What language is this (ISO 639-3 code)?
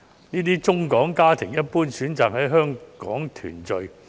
yue